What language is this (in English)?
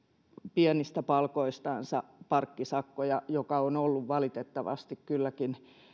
Finnish